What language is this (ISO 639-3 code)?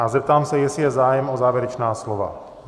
ces